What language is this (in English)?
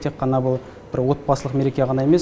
Kazakh